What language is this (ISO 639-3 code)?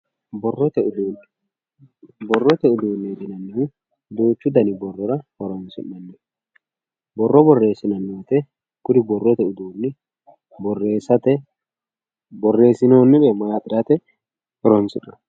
sid